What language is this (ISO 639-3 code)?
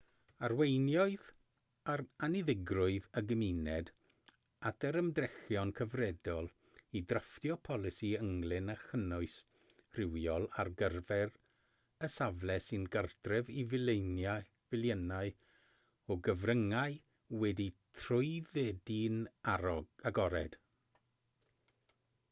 cym